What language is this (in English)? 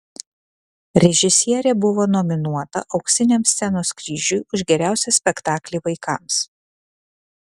Lithuanian